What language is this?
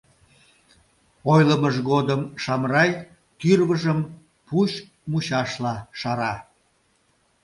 Mari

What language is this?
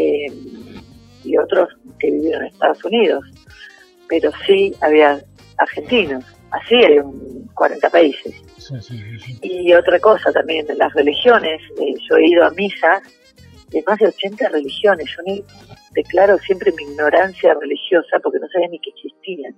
Spanish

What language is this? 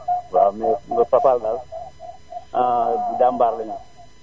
Wolof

